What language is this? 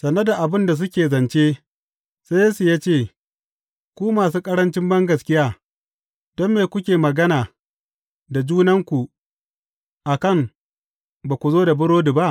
Hausa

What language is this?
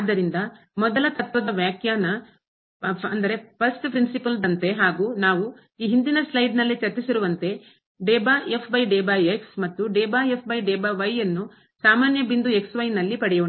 Kannada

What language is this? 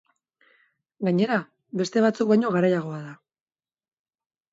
Basque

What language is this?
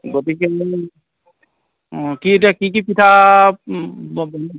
Assamese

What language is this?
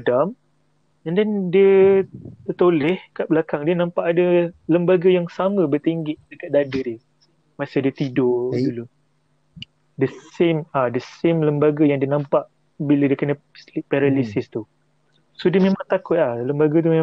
Malay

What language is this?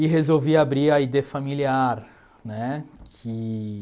Portuguese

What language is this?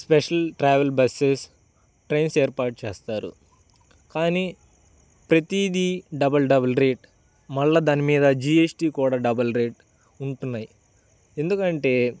Telugu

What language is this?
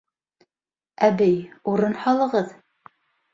Bashkir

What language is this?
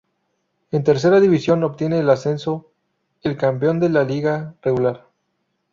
Spanish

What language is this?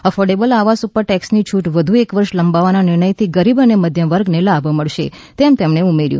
Gujarati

